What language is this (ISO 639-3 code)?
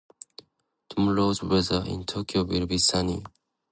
jpn